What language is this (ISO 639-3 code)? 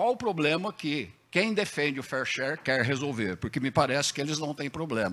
por